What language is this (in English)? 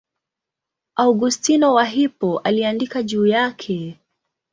Swahili